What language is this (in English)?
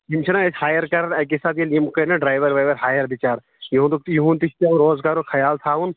Kashmiri